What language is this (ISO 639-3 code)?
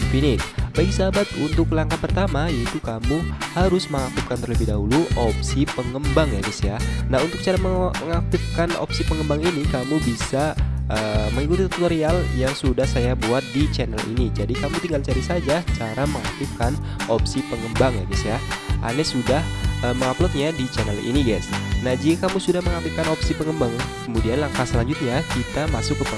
ind